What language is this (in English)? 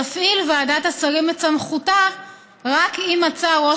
Hebrew